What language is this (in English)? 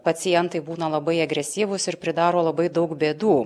Lithuanian